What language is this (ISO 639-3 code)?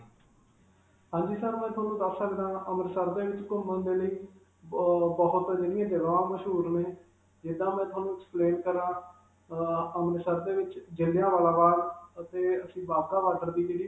pan